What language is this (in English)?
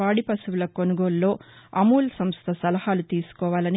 Telugu